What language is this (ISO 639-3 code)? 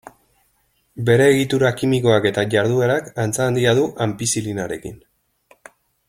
eus